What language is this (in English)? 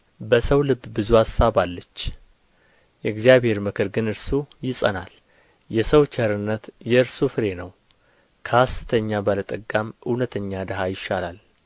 Amharic